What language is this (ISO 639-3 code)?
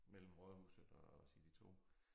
dan